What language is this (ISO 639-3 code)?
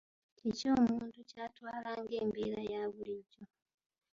lug